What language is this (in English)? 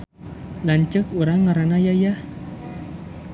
Sundanese